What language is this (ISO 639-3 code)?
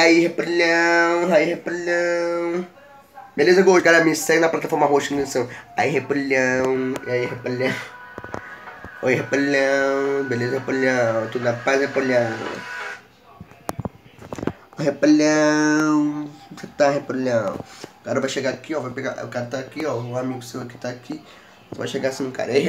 por